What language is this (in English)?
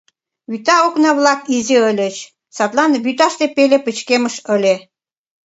Mari